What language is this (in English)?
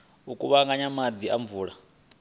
Venda